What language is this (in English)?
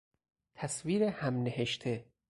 Persian